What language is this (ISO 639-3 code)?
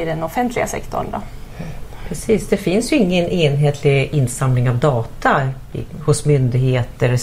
swe